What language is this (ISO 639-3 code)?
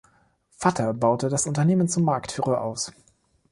deu